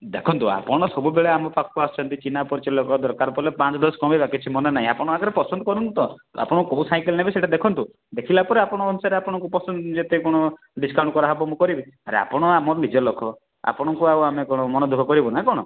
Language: Odia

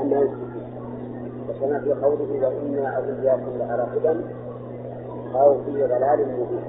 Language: Arabic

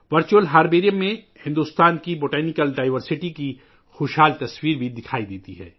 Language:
Urdu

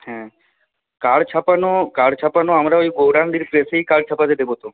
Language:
Bangla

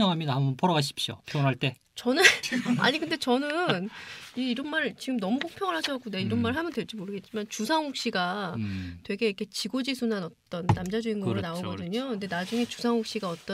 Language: Korean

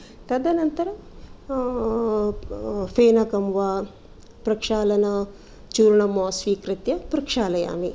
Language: Sanskrit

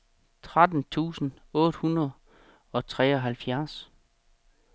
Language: Danish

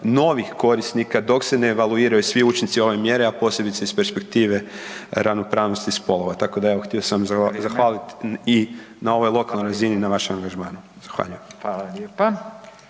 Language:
Croatian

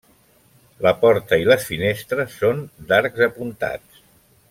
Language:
Catalan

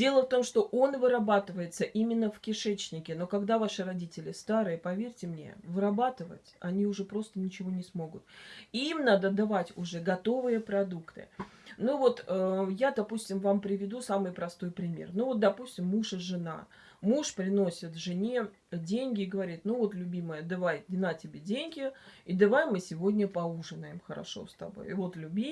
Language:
Russian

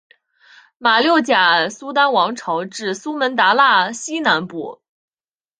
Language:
Chinese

